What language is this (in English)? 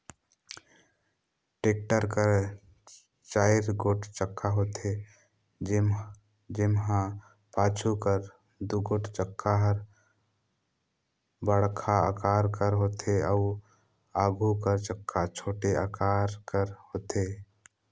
Chhattisgarhi